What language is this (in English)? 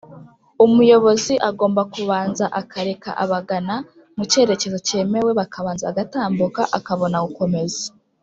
Kinyarwanda